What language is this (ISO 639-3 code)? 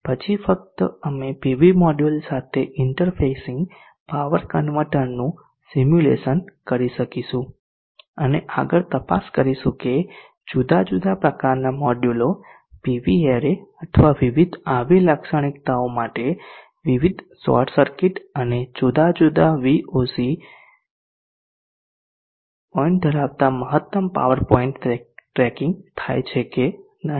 guj